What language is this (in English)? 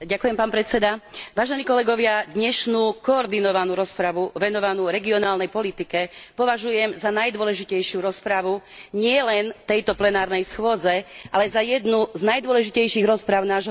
Slovak